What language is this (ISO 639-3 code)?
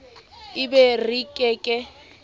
sot